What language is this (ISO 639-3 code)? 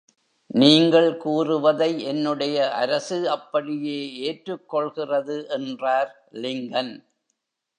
tam